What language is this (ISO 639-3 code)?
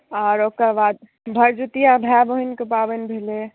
mai